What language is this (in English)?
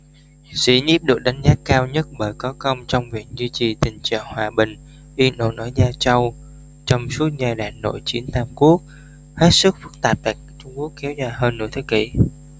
Vietnamese